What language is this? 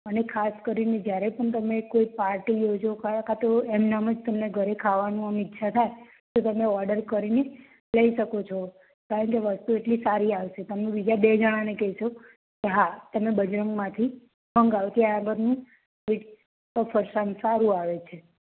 Gujarati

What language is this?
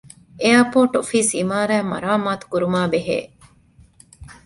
Divehi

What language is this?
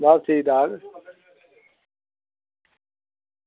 Dogri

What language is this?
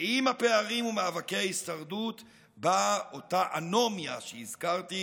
Hebrew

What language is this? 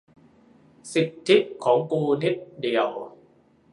Thai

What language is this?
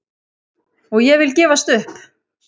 Icelandic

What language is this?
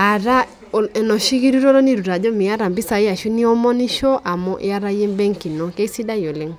Masai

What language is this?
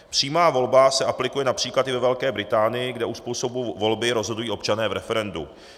Czech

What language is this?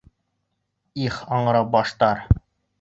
Bashkir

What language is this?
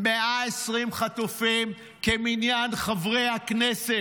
Hebrew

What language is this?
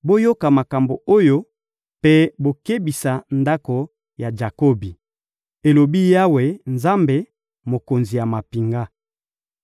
Lingala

